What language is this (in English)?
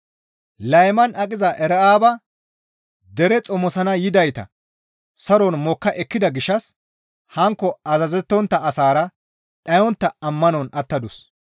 Gamo